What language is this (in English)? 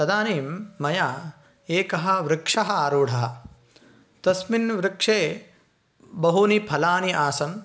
Sanskrit